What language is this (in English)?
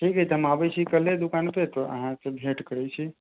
Maithili